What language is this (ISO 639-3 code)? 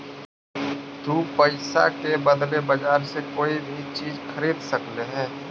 mag